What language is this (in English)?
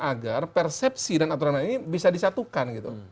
Indonesian